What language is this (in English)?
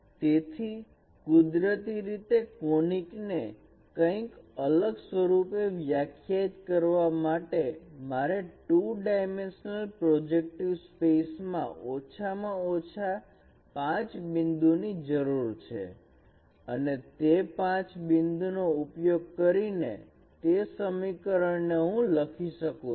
Gujarati